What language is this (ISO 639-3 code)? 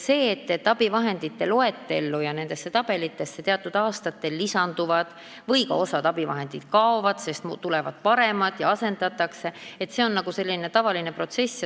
est